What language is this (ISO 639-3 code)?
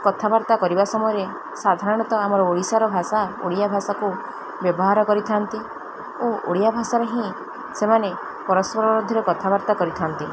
ori